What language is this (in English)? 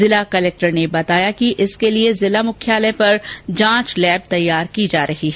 Hindi